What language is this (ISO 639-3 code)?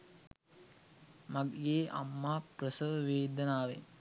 sin